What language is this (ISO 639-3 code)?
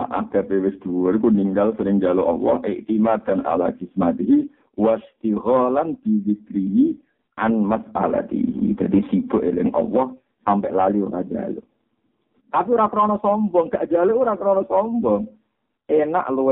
ind